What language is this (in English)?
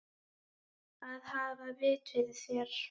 Icelandic